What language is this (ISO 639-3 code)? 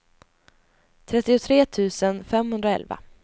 swe